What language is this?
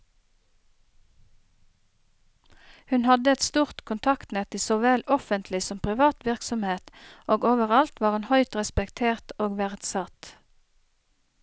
Norwegian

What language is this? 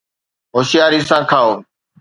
Sindhi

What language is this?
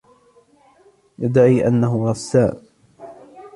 Arabic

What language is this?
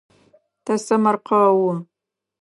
Adyghe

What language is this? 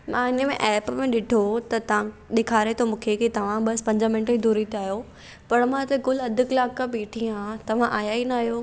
Sindhi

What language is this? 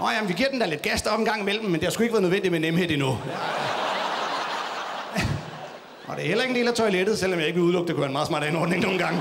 Danish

